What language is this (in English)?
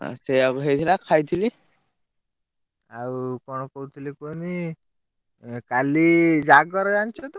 Odia